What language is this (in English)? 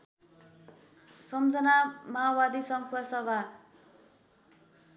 Nepali